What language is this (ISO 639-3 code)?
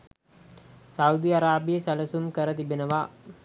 sin